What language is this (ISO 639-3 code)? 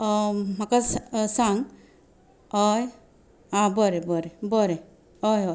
kok